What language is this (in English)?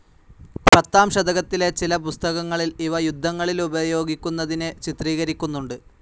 Malayalam